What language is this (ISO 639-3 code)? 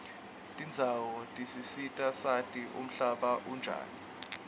ssw